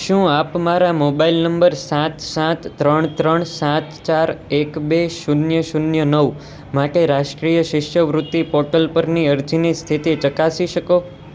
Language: Gujarati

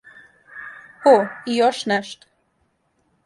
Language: Serbian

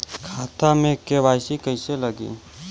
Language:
Bhojpuri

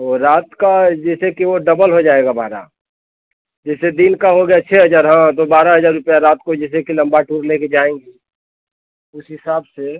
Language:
Hindi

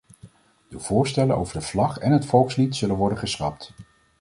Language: Dutch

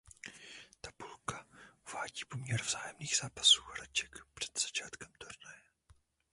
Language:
Czech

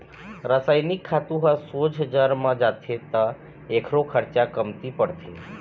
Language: Chhattisgarhi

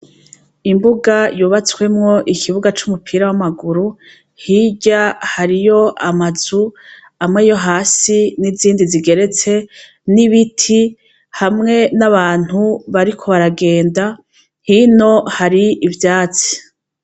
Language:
Rundi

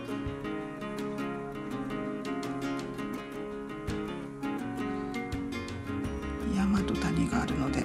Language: Japanese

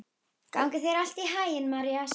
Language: Icelandic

